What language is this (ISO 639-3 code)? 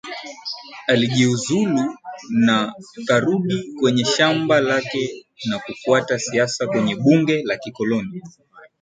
swa